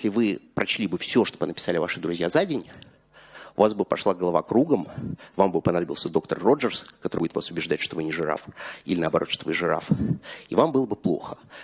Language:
Russian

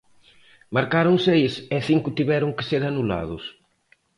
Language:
Galician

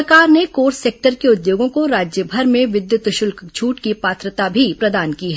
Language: Hindi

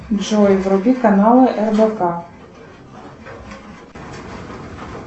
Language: Russian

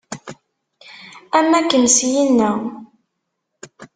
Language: Kabyle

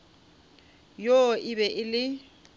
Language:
Northern Sotho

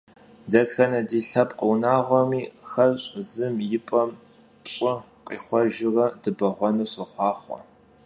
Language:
Kabardian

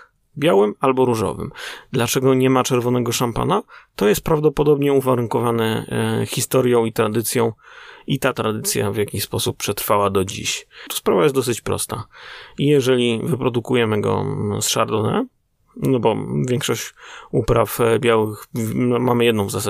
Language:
Polish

